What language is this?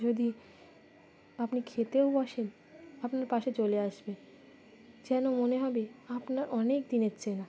Bangla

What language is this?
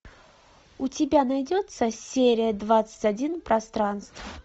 Russian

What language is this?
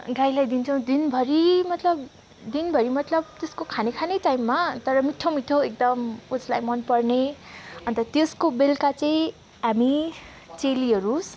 Nepali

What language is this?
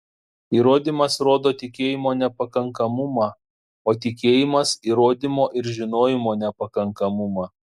Lithuanian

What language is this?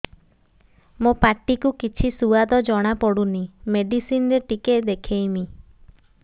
Odia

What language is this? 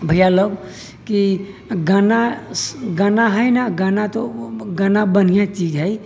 Maithili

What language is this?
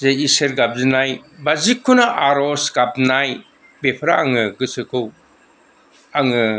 Bodo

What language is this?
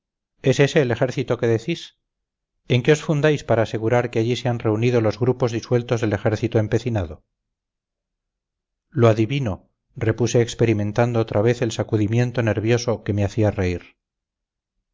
Spanish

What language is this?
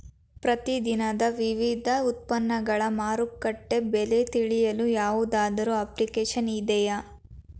Kannada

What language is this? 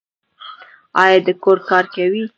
Pashto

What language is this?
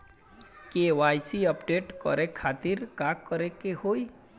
Bhojpuri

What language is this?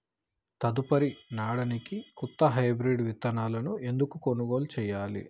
Telugu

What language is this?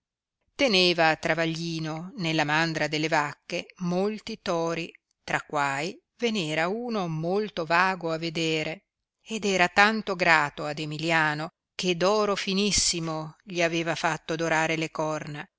Italian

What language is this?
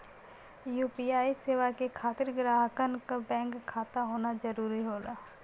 Bhojpuri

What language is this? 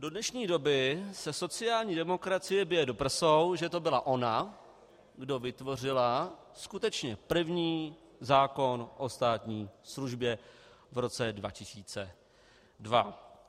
Czech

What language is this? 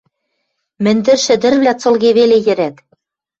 Western Mari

